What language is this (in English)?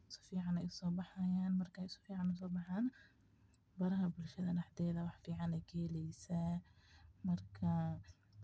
Somali